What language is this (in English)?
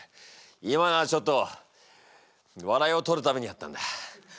Japanese